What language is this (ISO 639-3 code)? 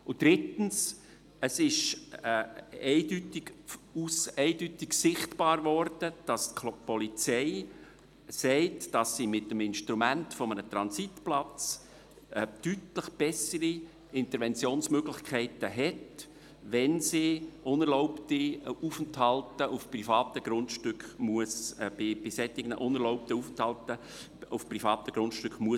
gsw